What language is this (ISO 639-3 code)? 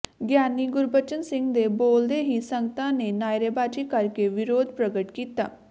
pan